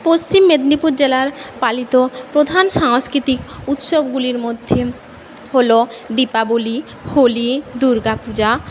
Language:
Bangla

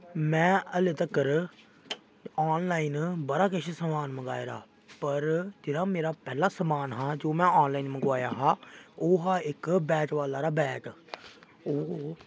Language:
Dogri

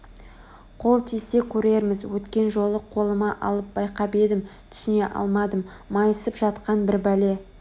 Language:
Kazakh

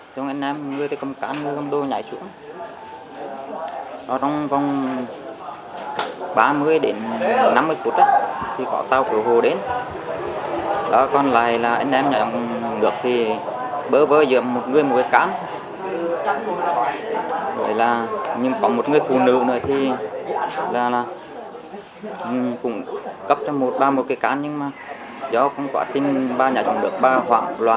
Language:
Vietnamese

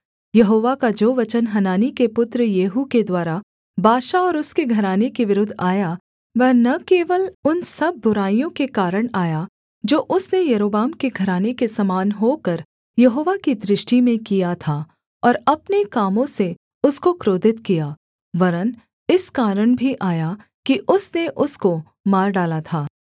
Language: Hindi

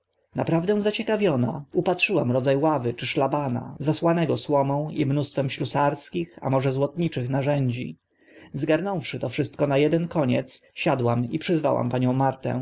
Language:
Polish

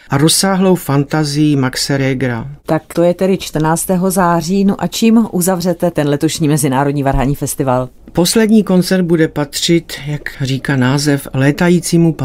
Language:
Czech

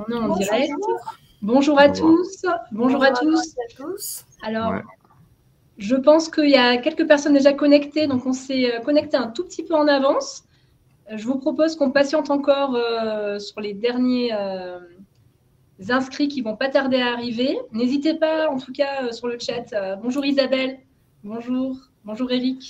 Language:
French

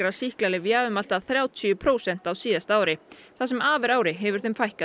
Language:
Icelandic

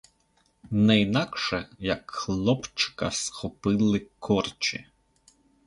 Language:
Ukrainian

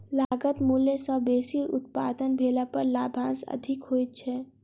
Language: Maithili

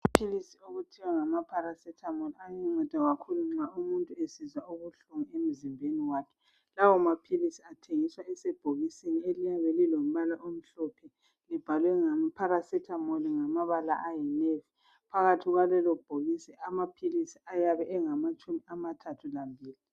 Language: North Ndebele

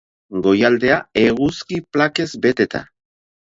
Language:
Basque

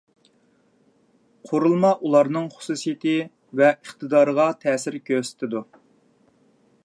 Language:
Uyghur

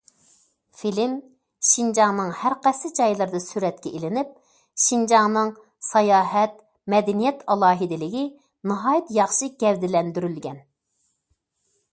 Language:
Uyghur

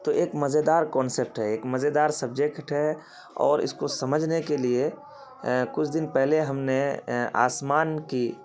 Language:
Urdu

